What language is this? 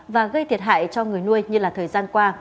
Vietnamese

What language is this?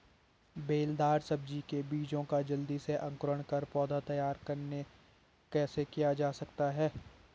Hindi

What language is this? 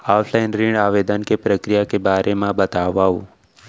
Chhattisgarhi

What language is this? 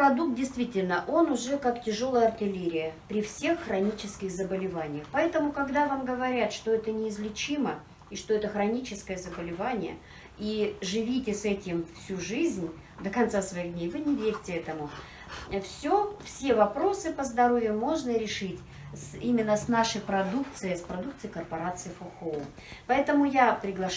Russian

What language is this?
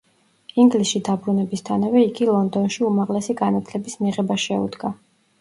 Georgian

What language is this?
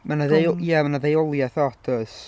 Welsh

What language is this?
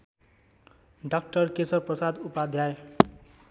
Nepali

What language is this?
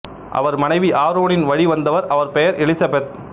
Tamil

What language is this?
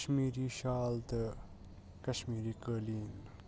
Kashmiri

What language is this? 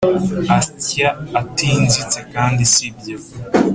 Kinyarwanda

